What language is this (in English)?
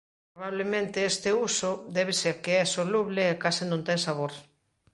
Galician